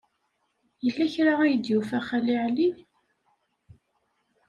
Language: Kabyle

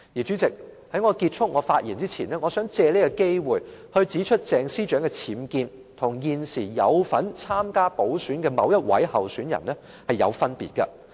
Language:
Cantonese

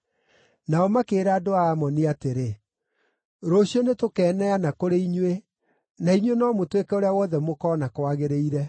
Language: Kikuyu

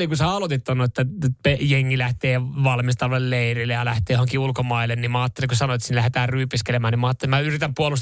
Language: Finnish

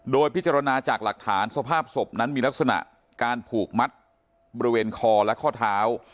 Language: Thai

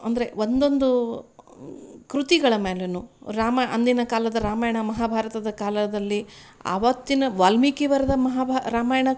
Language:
Kannada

